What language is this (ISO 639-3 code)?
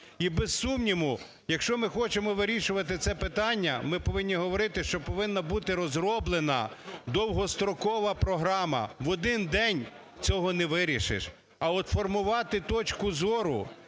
ukr